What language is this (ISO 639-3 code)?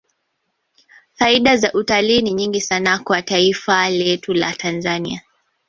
swa